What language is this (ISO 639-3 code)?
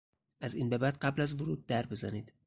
fas